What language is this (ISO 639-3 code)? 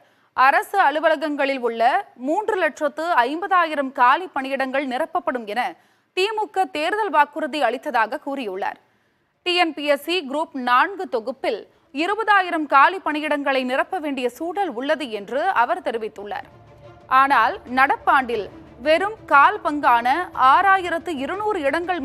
tam